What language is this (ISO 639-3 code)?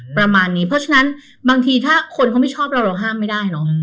tha